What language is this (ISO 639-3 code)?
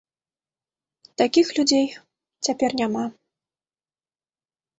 bel